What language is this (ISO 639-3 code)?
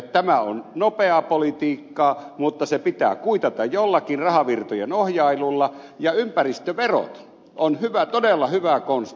fin